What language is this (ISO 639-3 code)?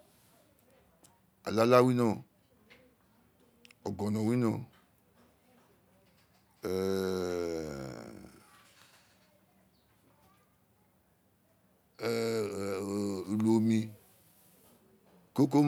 its